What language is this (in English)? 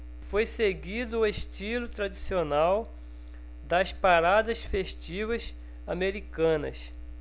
Portuguese